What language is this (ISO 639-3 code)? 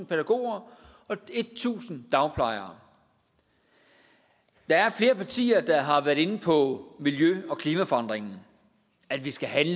dan